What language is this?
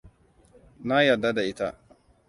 Hausa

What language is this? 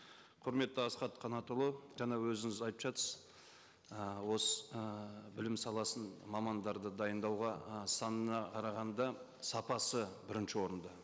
Kazakh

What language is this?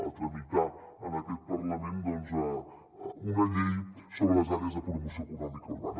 Catalan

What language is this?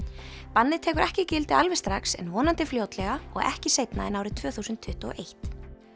Icelandic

